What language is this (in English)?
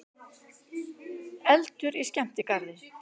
Icelandic